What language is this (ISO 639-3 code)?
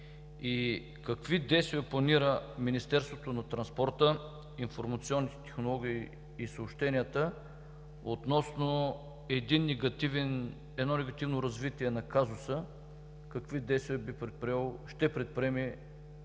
bul